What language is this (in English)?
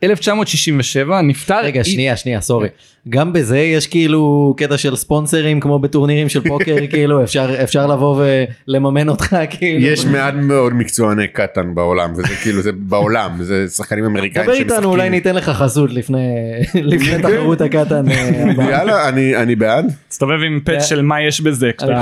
Hebrew